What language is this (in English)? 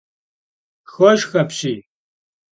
Kabardian